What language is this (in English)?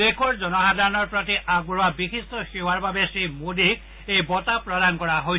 Assamese